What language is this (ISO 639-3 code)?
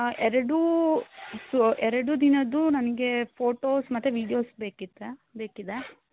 kan